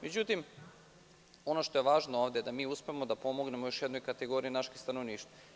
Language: Serbian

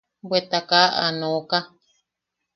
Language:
Yaqui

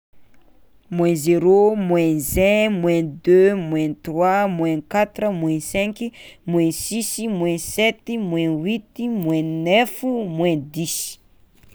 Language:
Tsimihety Malagasy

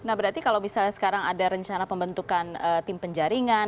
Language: Indonesian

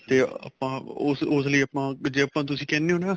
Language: Punjabi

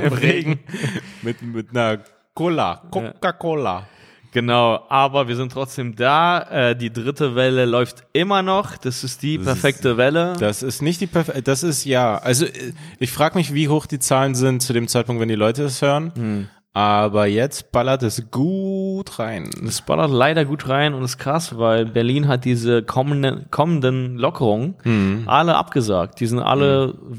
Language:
German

